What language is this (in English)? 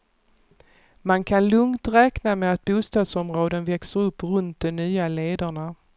Swedish